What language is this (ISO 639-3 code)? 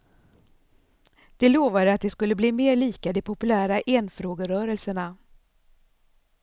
swe